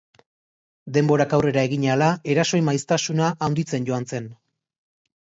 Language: Basque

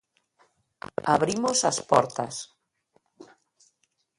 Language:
Galician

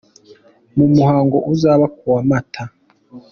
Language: Kinyarwanda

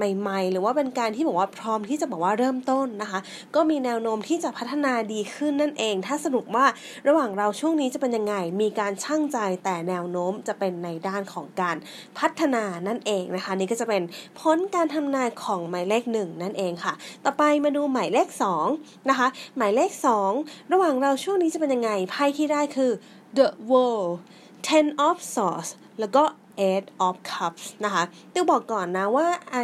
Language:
Thai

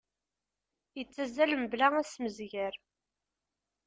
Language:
Kabyle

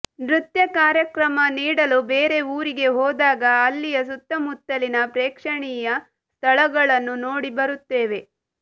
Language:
Kannada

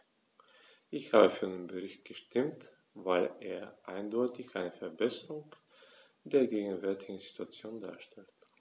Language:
German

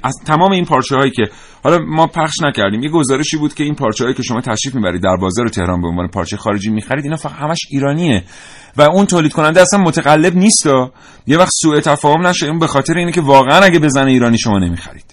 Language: Persian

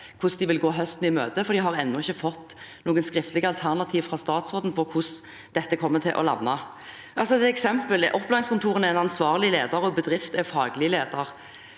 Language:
Norwegian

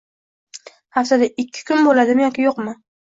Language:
Uzbek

